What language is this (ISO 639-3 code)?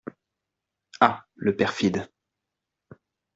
fra